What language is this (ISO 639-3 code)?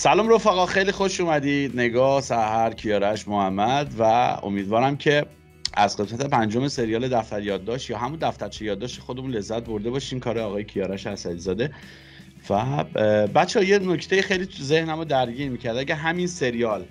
fas